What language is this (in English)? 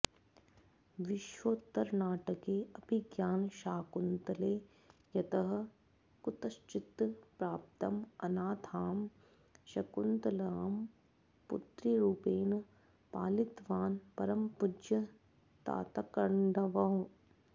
Sanskrit